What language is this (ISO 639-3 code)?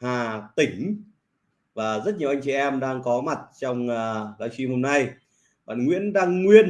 vie